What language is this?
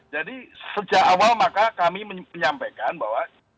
Indonesian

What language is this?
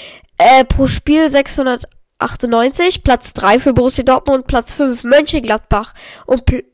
German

